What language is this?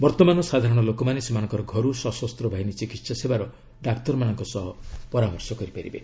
Odia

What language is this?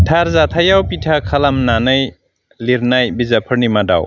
Bodo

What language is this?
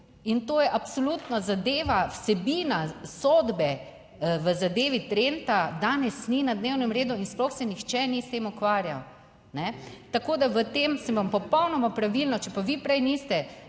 Slovenian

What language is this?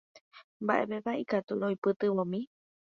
Guarani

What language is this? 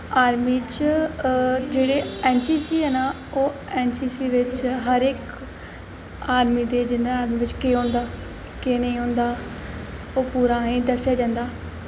Dogri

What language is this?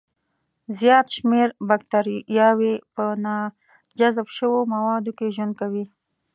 Pashto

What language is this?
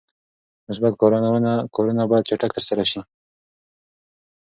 Pashto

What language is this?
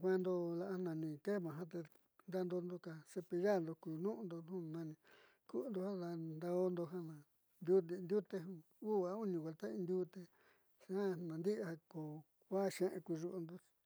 Southeastern Nochixtlán Mixtec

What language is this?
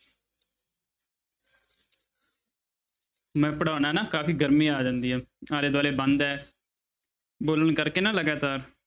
Punjabi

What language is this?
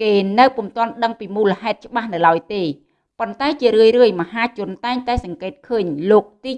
Vietnamese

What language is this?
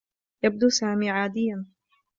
Arabic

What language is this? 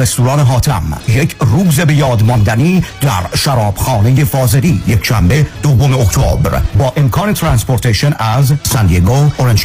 Persian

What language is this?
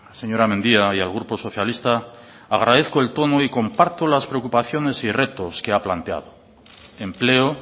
Spanish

